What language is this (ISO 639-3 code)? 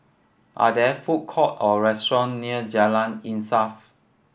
eng